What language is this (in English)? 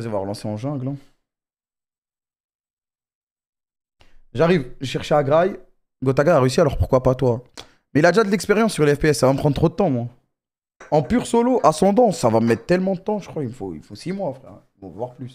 French